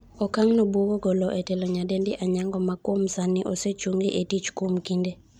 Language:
Luo (Kenya and Tanzania)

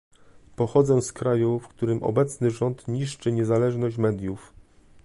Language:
Polish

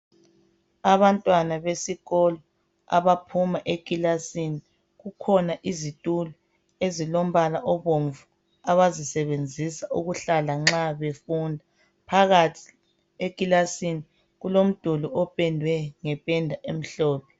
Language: North Ndebele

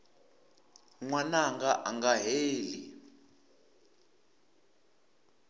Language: Tsonga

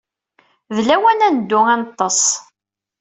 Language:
Kabyle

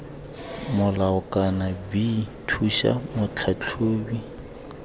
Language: Tswana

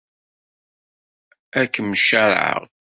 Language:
Kabyle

